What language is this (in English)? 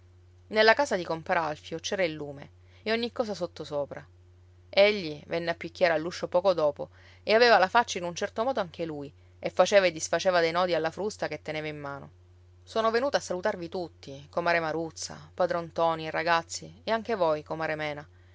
Italian